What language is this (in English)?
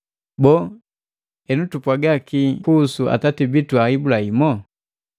Matengo